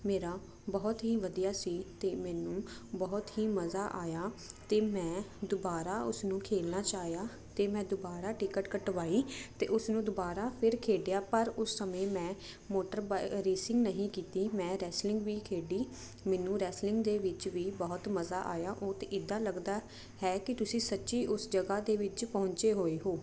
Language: Punjabi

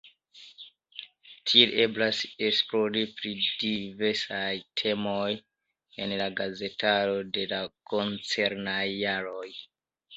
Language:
Esperanto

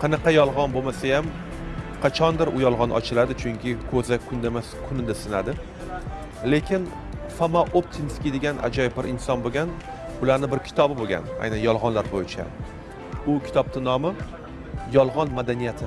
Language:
Uzbek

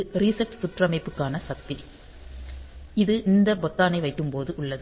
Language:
Tamil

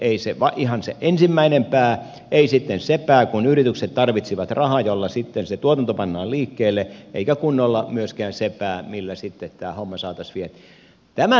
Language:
Finnish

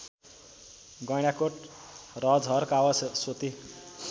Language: Nepali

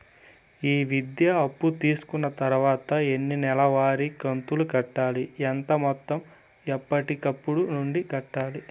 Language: Telugu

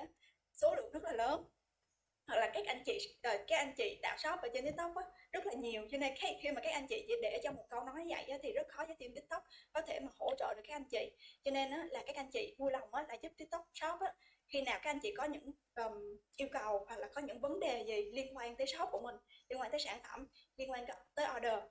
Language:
Vietnamese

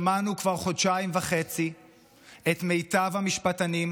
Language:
Hebrew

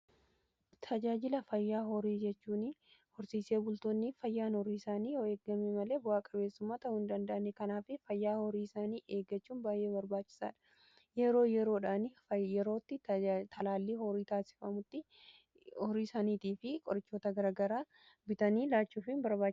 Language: Oromo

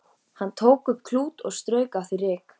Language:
Icelandic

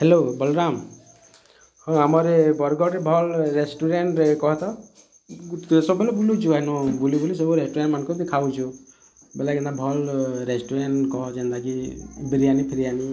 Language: Odia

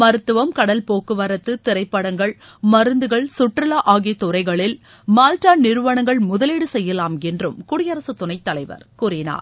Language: Tamil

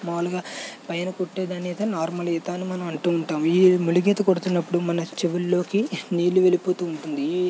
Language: Telugu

